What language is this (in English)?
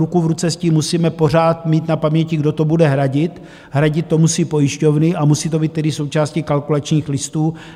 Czech